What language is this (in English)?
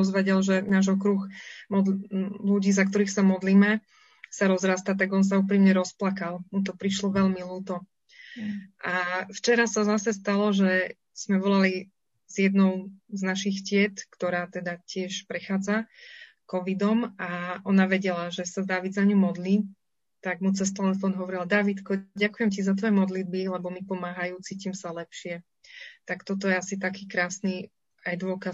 Slovak